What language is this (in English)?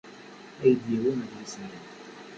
Kabyle